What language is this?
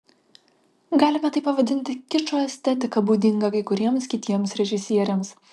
Lithuanian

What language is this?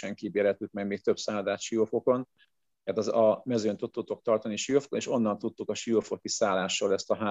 Hungarian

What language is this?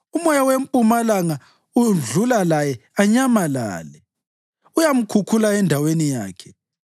North Ndebele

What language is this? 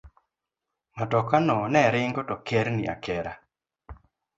Luo (Kenya and Tanzania)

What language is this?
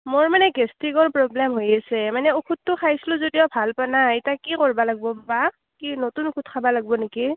Assamese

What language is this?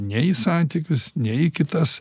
Lithuanian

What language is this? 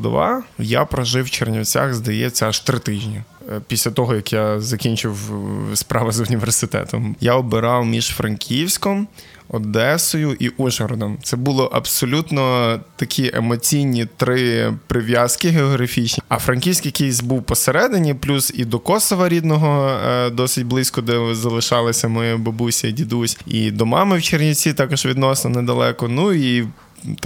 Ukrainian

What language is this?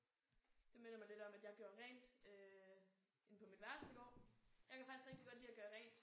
Danish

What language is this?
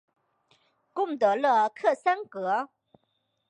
Chinese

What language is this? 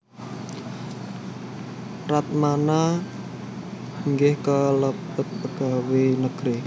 Javanese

